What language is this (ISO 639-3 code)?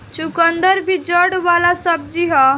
bho